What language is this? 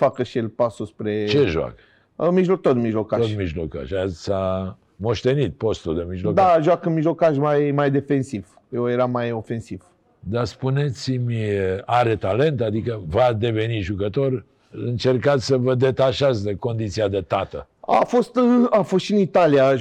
Romanian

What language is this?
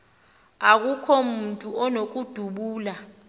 Xhosa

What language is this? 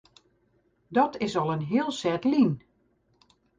Western Frisian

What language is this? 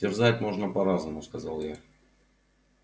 Russian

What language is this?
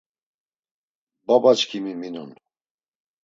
Laz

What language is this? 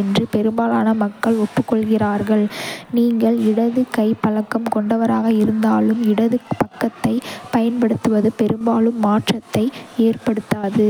Kota (India)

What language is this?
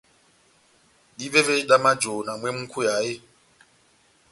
Batanga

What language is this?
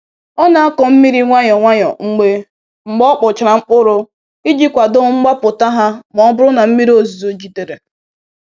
Igbo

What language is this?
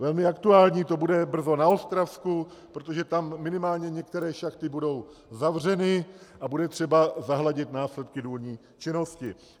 Czech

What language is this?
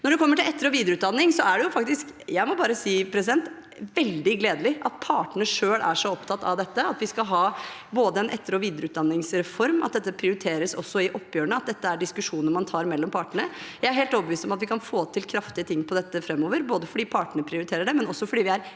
Norwegian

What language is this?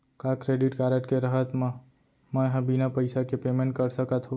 Chhattisgarhi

